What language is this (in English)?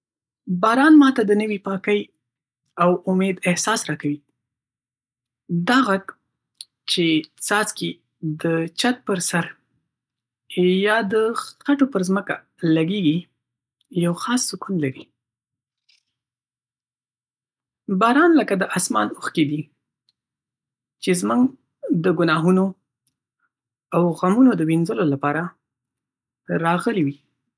Pashto